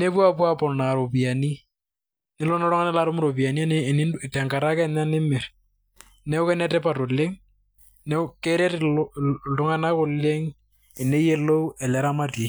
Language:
Masai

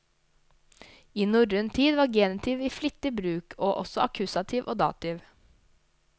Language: Norwegian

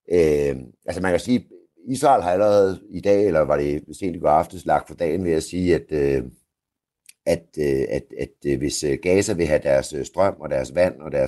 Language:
Danish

